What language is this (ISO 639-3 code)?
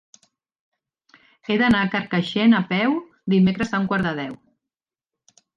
cat